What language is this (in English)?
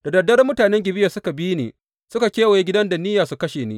Hausa